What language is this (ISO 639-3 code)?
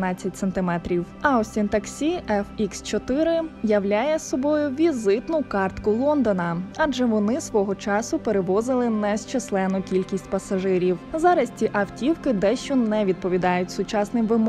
ukr